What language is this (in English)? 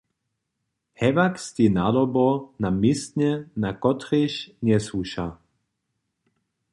Upper Sorbian